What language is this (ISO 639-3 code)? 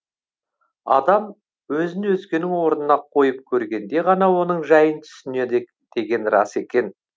kaz